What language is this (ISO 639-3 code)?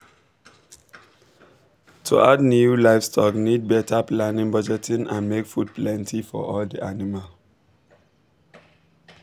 pcm